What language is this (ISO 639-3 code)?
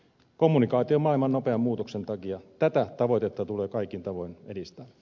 fin